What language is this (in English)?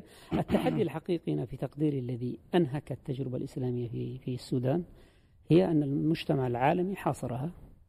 Arabic